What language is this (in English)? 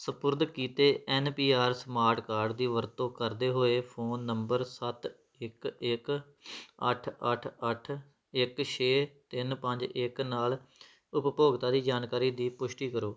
Punjabi